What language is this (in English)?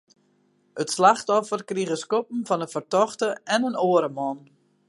Western Frisian